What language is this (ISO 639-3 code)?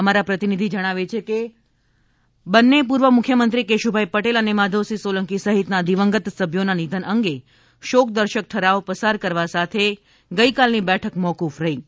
guj